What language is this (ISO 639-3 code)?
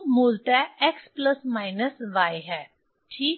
hin